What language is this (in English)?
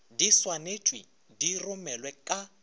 Northern Sotho